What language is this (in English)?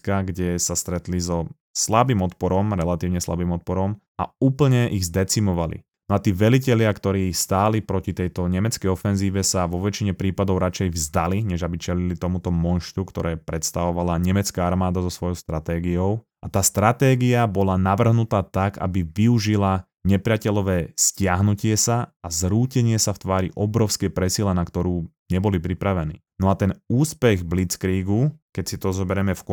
Slovak